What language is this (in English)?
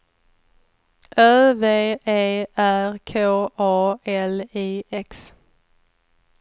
Swedish